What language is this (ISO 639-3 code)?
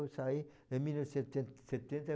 por